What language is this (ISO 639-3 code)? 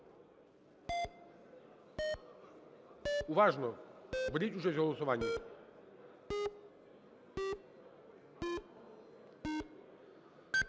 ukr